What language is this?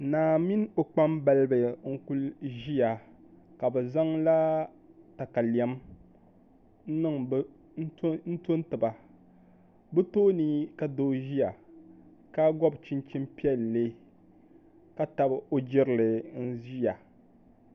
Dagbani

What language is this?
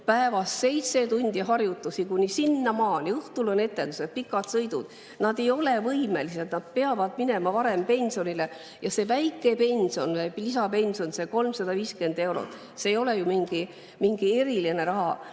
Estonian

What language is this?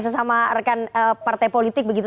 Indonesian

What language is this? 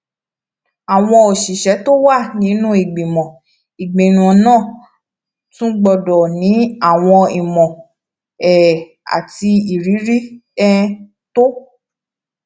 Yoruba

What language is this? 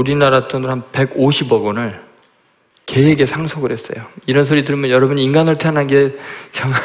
Korean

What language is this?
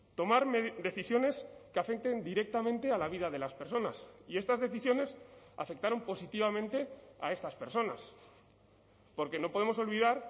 Spanish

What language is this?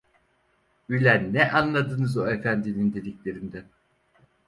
Turkish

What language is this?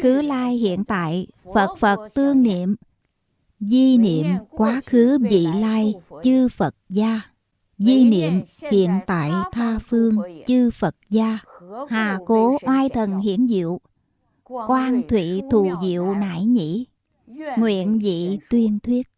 Vietnamese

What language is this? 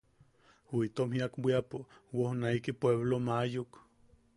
Yaqui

